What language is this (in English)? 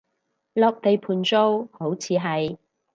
Cantonese